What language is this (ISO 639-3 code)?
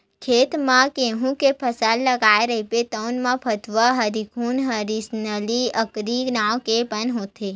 hne